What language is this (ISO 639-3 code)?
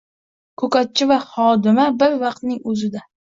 uzb